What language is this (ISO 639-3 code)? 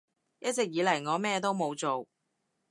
yue